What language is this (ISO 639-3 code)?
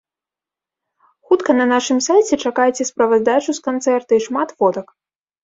bel